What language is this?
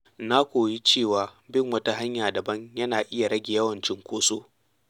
Hausa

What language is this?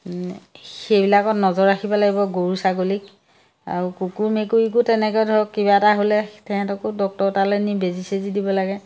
Assamese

